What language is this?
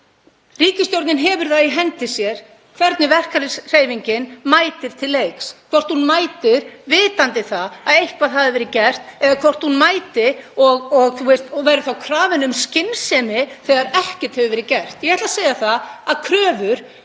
Icelandic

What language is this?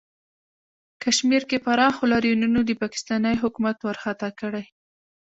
Pashto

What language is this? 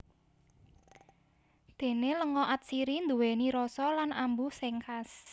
Javanese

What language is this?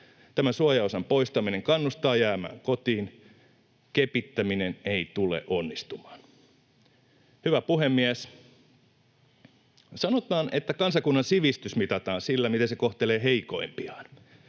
Finnish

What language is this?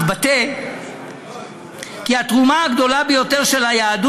Hebrew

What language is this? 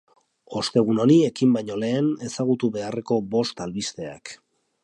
Basque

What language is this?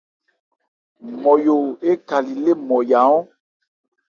Ebrié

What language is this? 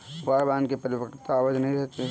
Hindi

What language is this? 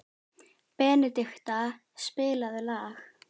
Icelandic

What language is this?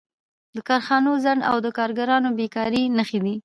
Pashto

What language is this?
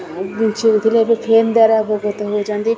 Odia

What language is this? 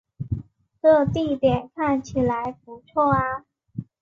Chinese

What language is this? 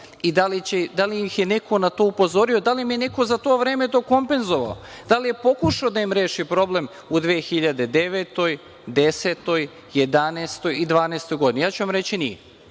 Serbian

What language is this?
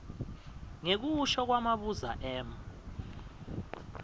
Swati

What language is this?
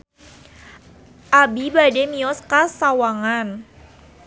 Sundanese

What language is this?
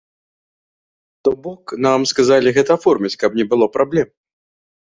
Belarusian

